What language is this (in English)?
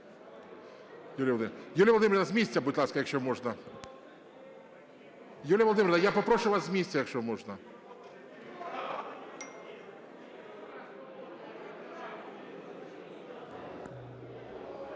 Ukrainian